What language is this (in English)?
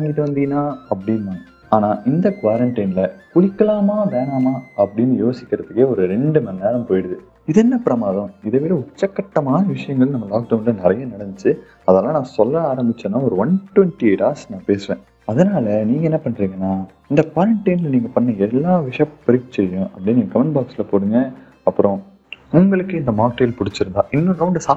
Tamil